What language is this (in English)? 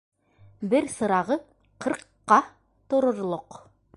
Bashkir